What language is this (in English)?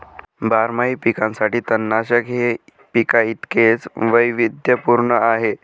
Marathi